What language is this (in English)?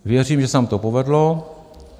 Czech